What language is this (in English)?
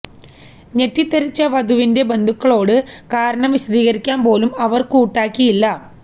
Malayalam